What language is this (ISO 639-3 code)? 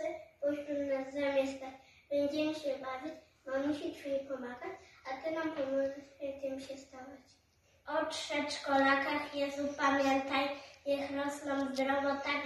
pol